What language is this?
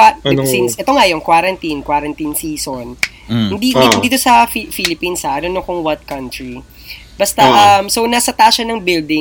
Filipino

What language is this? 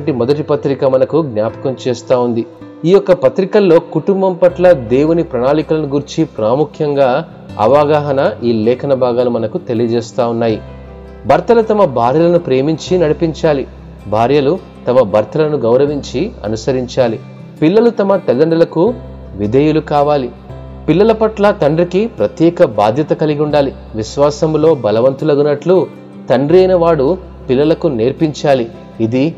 Telugu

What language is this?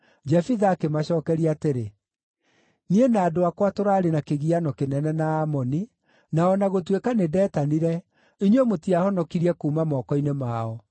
Kikuyu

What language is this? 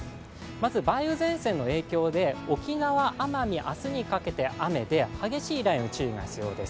Japanese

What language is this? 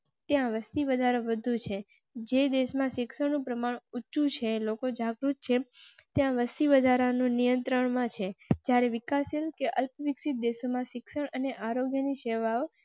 Gujarati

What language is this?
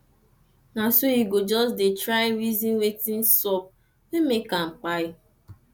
Nigerian Pidgin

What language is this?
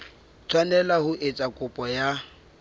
Southern Sotho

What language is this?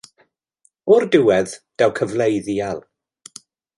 Welsh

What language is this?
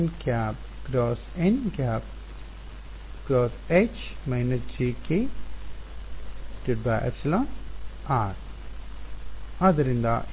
Kannada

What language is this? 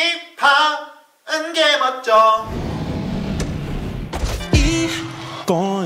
Korean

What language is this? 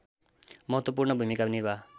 Nepali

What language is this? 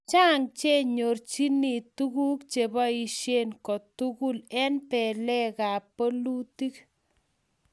Kalenjin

